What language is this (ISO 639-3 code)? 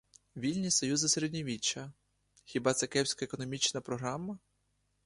ukr